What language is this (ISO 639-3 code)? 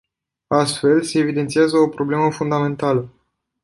ron